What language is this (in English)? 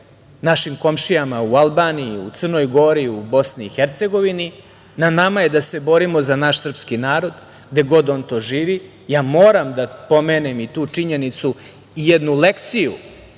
Serbian